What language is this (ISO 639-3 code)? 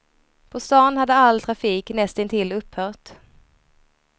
swe